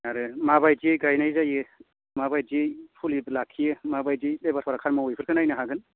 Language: Bodo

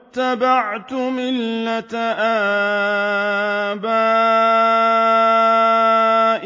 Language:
Arabic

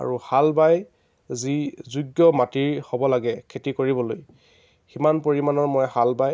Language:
Assamese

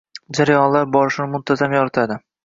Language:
Uzbek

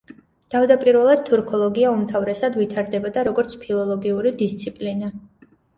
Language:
Georgian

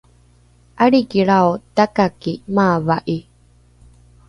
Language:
Rukai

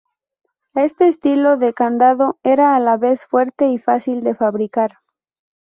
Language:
Spanish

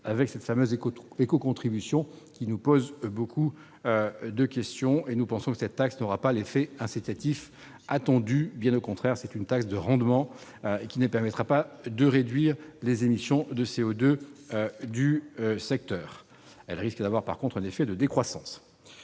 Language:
French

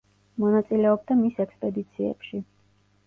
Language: Georgian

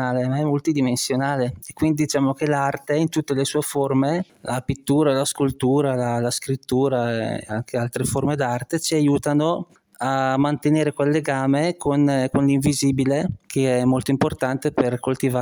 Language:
Italian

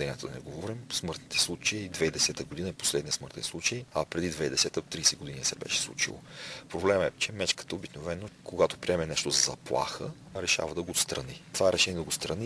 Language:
Bulgarian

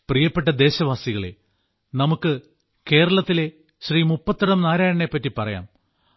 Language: Malayalam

